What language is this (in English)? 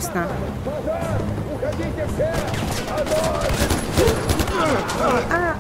Russian